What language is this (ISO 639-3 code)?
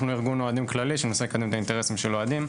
heb